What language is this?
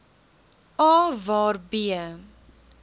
Afrikaans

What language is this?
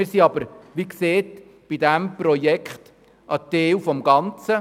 Swiss German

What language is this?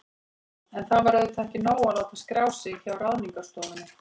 Icelandic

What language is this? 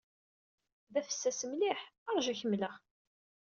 Kabyle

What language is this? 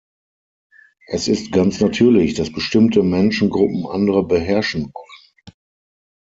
German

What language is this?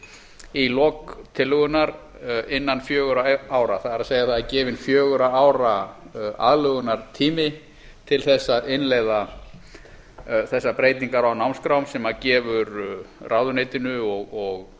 Icelandic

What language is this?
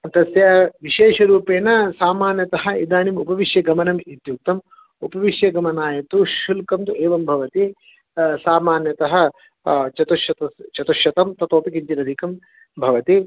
Sanskrit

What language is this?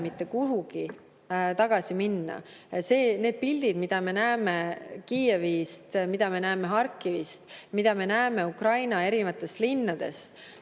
Estonian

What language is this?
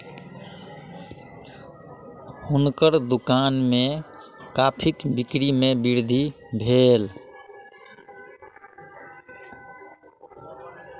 Maithili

